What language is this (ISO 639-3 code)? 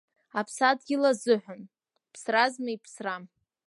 abk